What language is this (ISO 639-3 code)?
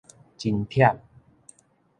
nan